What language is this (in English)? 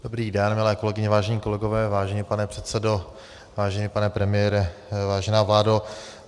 Czech